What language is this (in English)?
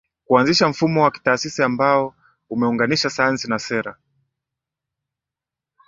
Swahili